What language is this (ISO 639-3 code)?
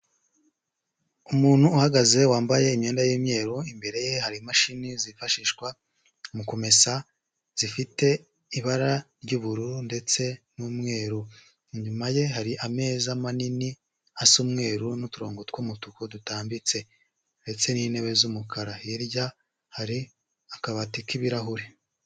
kin